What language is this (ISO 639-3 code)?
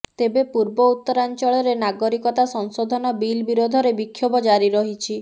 ori